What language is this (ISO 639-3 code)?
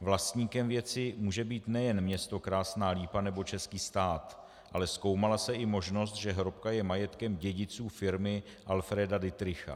ces